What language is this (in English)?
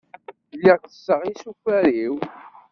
Kabyle